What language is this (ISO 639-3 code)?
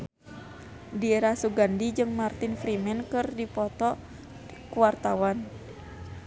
sun